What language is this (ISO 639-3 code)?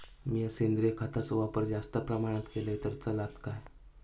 mar